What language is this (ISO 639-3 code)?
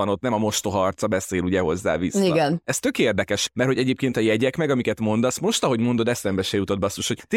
hun